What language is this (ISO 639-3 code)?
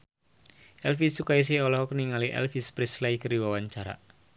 sun